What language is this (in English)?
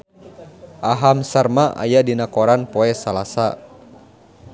Sundanese